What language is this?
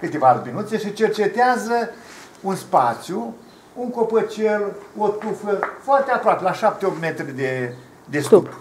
Romanian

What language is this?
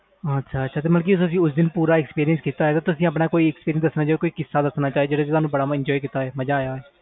Punjabi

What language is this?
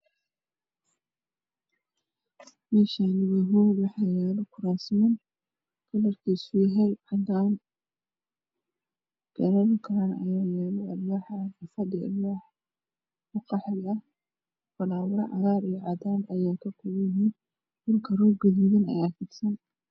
Somali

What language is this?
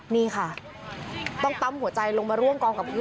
Thai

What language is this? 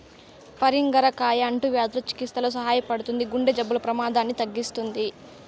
Telugu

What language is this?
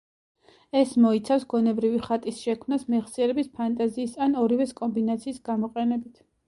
Georgian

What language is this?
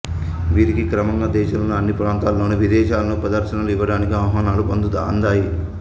Telugu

